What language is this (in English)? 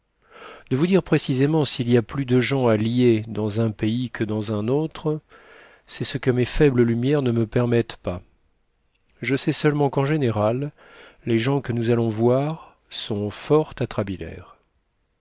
French